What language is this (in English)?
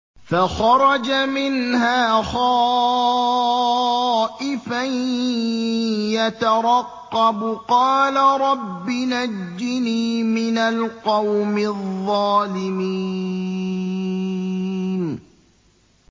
Arabic